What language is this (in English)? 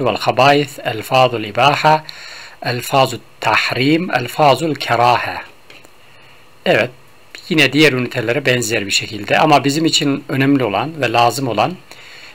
Turkish